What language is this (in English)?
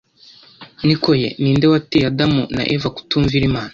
Kinyarwanda